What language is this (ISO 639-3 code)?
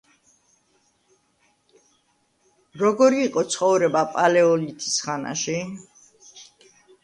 kat